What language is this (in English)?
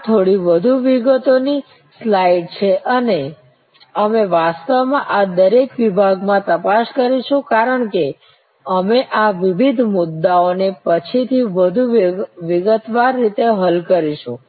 Gujarati